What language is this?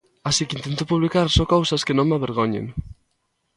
Galician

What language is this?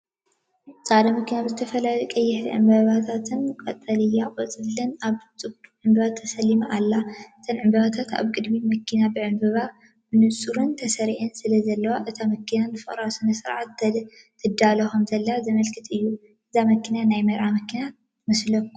Tigrinya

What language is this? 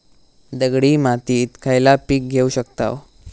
Marathi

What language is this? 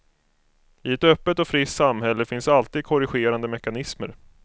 Swedish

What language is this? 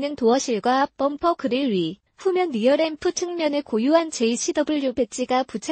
Korean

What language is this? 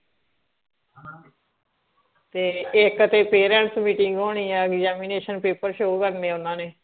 Punjabi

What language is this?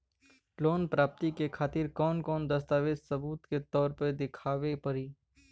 Bhojpuri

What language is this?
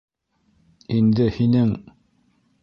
Bashkir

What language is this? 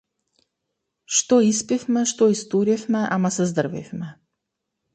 Macedonian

